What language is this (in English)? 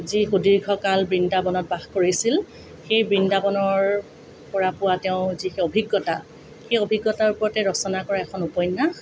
Assamese